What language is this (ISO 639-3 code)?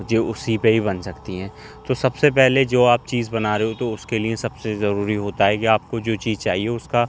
urd